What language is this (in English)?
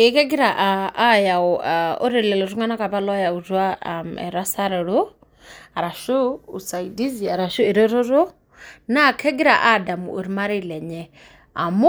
Masai